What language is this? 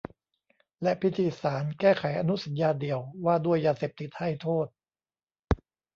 Thai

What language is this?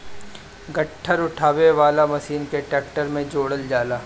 Bhojpuri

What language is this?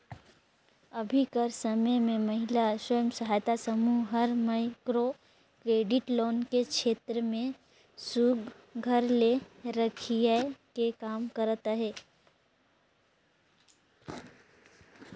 Chhattisgarhi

